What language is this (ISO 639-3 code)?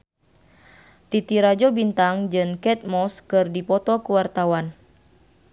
sun